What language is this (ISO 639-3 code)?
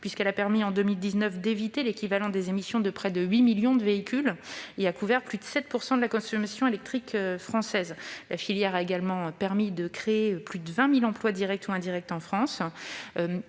fra